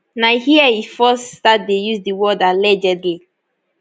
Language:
Nigerian Pidgin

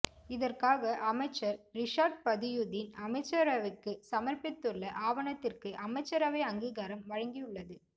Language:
Tamil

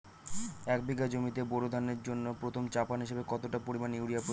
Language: Bangla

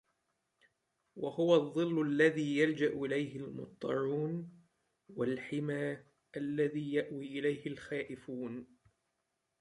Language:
Arabic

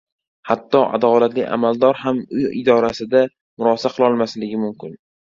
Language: Uzbek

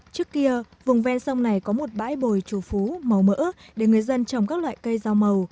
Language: Vietnamese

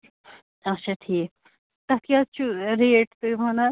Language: Kashmiri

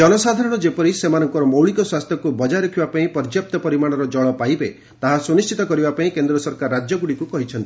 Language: Odia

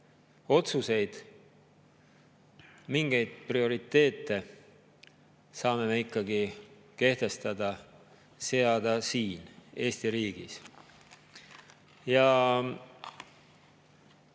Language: Estonian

